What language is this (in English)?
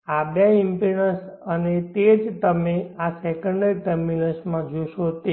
Gujarati